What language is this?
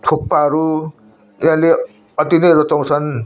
Nepali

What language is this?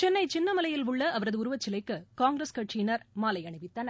Tamil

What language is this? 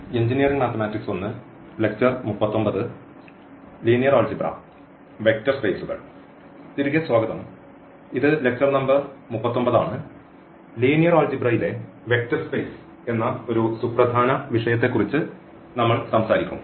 Malayalam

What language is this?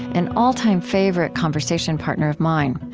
English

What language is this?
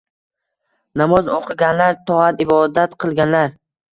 Uzbek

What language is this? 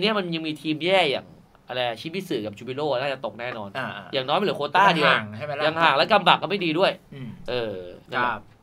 Thai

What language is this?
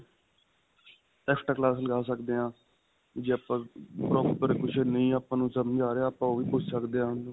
Punjabi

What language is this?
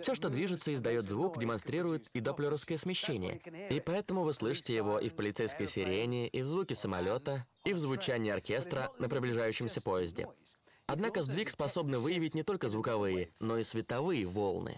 Russian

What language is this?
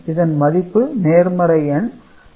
Tamil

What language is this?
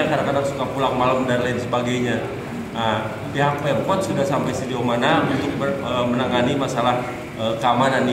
Indonesian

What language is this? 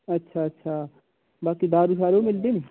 Dogri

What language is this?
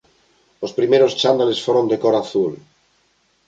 Galician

